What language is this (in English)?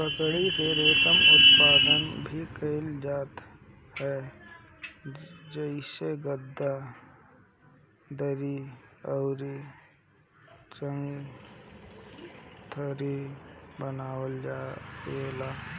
Bhojpuri